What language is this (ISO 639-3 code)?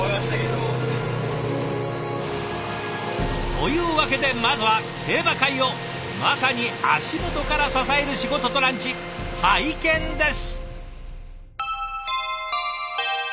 jpn